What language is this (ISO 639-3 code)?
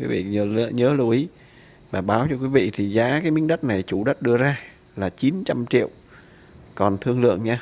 vie